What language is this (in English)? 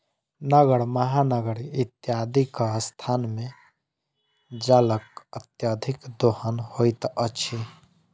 Maithili